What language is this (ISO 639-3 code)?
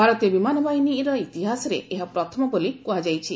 ori